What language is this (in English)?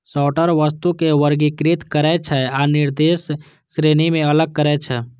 Maithili